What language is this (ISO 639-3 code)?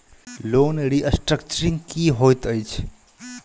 mai